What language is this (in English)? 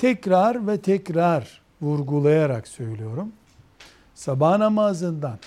Turkish